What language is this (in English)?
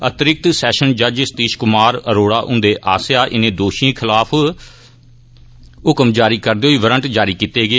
Dogri